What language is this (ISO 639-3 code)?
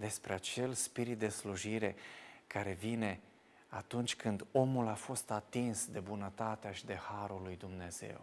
ron